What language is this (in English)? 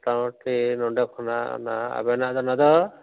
Santali